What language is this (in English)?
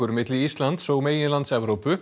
Icelandic